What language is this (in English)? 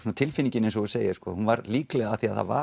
Icelandic